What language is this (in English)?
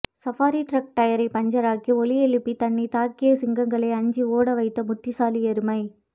Tamil